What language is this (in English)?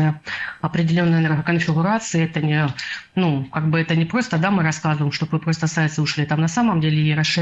Russian